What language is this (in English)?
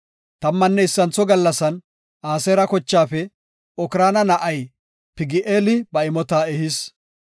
Gofa